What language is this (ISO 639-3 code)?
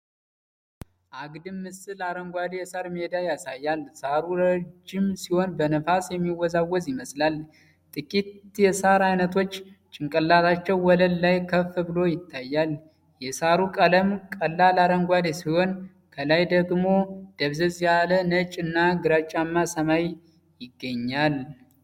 amh